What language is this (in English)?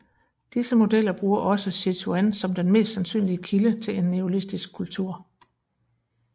Danish